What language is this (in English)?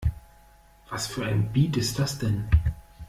German